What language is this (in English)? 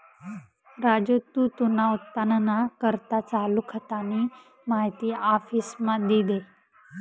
Marathi